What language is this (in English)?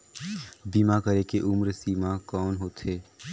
Chhattisgarhi